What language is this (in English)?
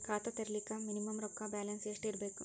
Kannada